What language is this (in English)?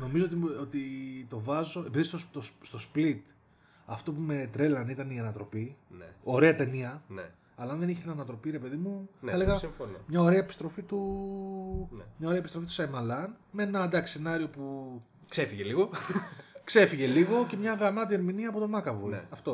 Greek